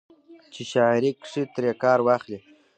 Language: Pashto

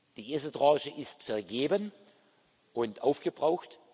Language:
German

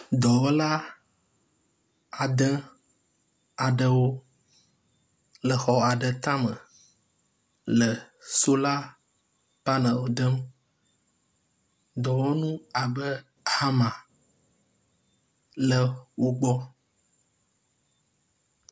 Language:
Ewe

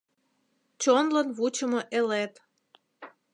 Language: Mari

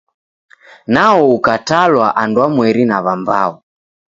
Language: Taita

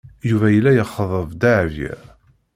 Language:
Kabyle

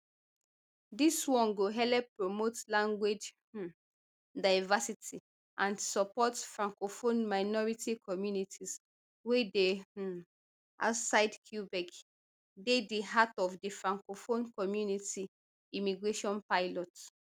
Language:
Nigerian Pidgin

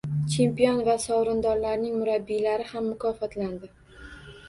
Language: Uzbek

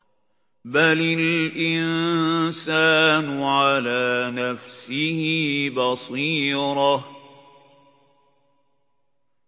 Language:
Arabic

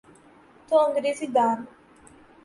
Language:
Urdu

